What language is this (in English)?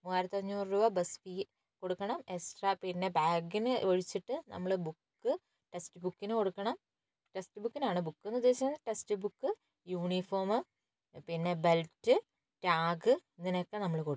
Malayalam